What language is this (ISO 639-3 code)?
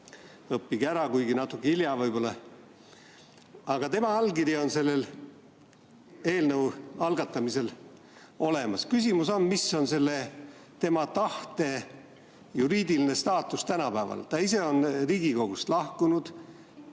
est